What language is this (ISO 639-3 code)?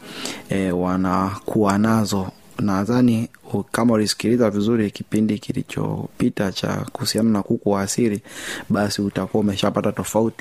swa